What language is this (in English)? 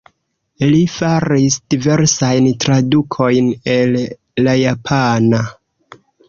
Esperanto